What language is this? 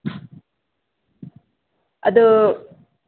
Manipuri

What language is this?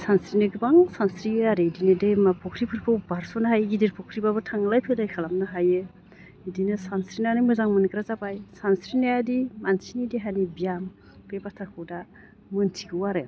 Bodo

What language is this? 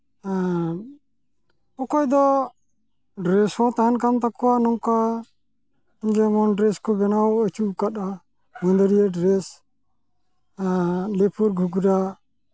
Santali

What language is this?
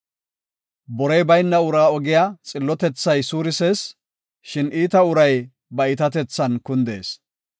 Gofa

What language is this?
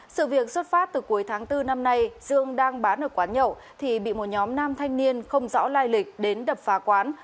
Vietnamese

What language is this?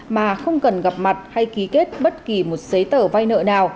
Vietnamese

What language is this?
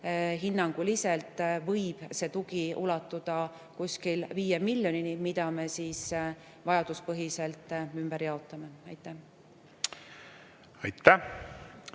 Estonian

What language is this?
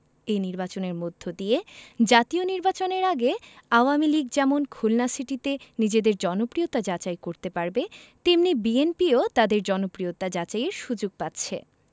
Bangla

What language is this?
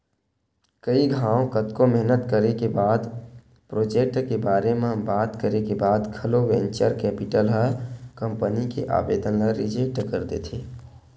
Chhattisgarhi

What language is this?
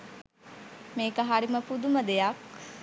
Sinhala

